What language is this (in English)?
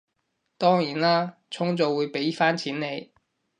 Cantonese